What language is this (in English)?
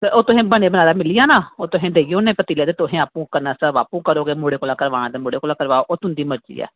Dogri